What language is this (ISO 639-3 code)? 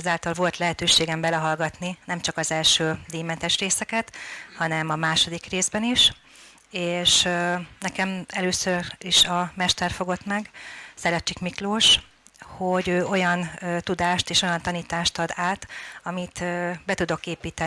hun